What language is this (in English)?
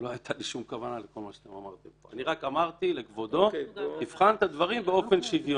Hebrew